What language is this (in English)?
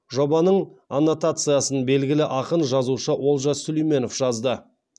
Kazakh